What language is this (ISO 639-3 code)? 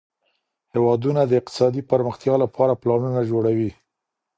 pus